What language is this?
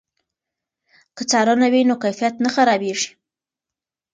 Pashto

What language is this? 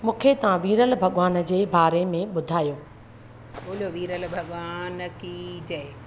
Sindhi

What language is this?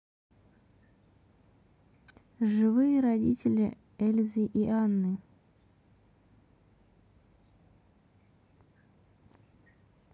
Russian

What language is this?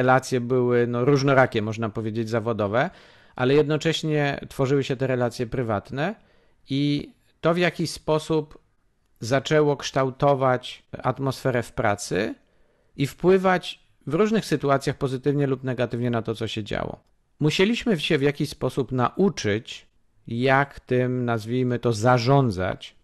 Polish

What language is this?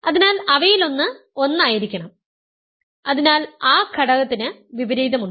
Malayalam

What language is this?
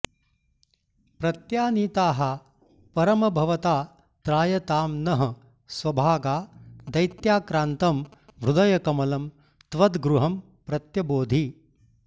Sanskrit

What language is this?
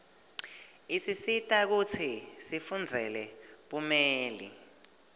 Swati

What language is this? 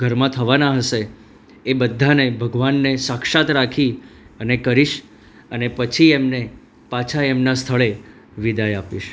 Gujarati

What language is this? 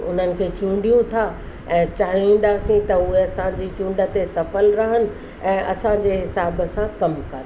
Sindhi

